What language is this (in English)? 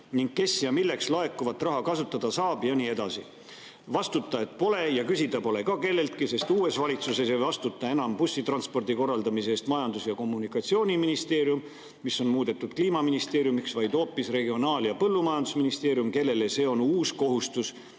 Estonian